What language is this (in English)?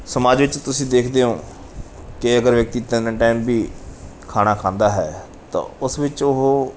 Punjabi